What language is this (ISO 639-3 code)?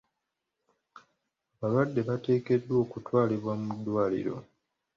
lug